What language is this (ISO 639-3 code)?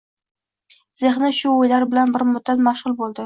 uzb